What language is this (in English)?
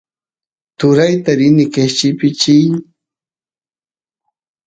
Santiago del Estero Quichua